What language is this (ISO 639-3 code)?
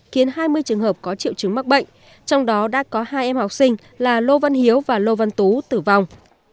vie